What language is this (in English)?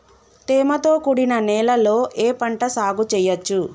Telugu